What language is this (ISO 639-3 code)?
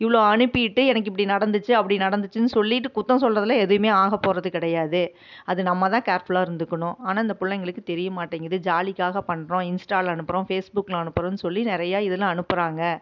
tam